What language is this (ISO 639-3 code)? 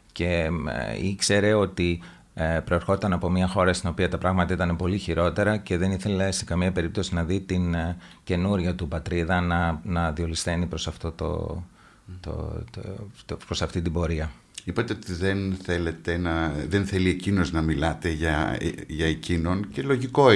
ell